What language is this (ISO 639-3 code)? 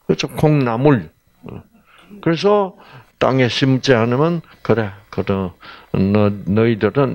kor